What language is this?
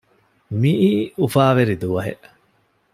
Divehi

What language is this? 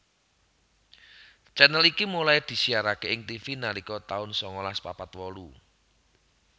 Javanese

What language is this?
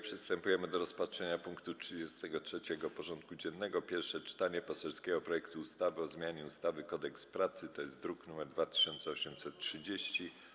Polish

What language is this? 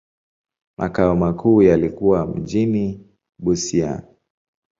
Swahili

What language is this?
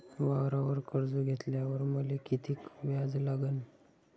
Marathi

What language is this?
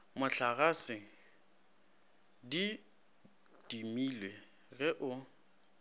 Northern Sotho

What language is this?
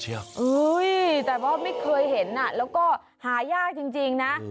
Thai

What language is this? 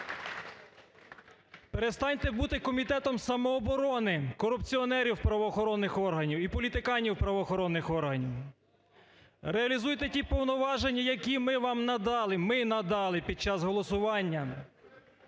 Ukrainian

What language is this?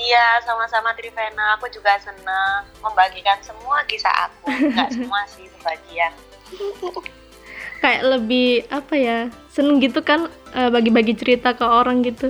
Indonesian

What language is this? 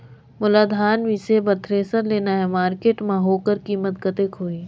Chhattisgarhi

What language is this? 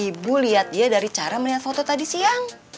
Indonesian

